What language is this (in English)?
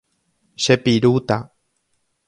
Guarani